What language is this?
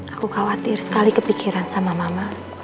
Indonesian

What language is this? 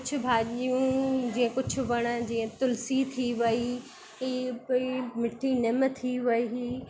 Sindhi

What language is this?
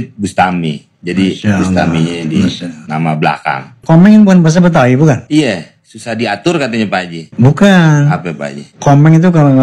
Indonesian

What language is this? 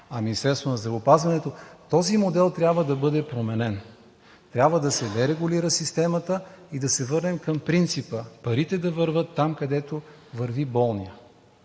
Bulgarian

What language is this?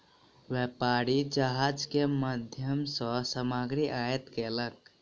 Maithili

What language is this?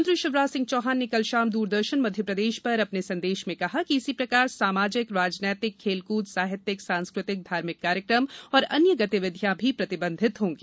Hindi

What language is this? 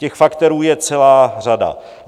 Czech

